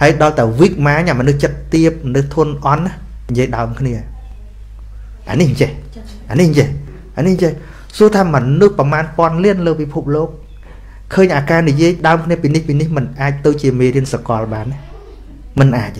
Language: Vietnamese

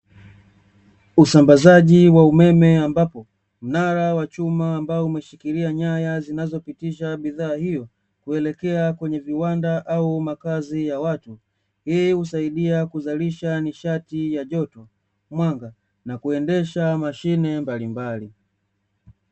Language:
Swahili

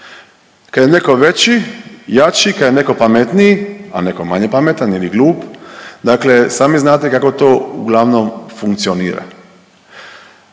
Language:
Croatian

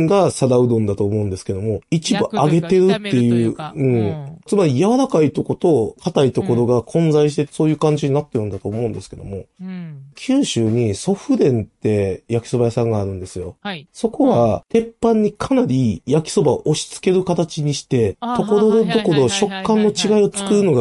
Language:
Japanese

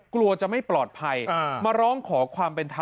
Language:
Thai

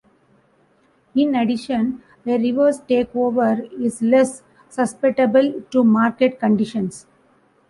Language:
English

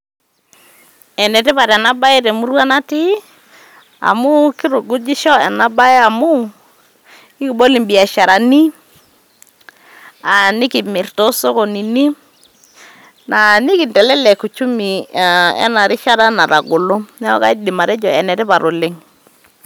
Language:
Masai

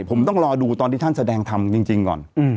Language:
Thai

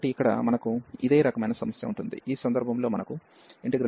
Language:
Telugu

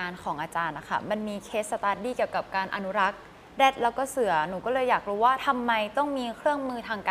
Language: Thai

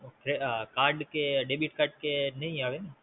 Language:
Gujarati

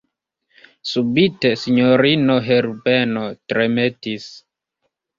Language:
Esperanto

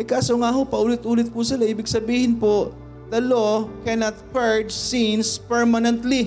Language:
Filipino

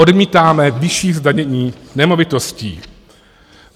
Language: Czech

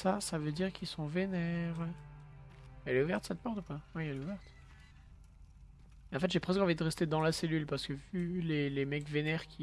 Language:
French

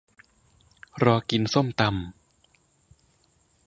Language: Thai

